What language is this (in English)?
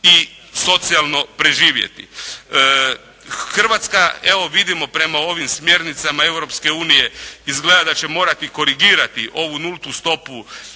Croatian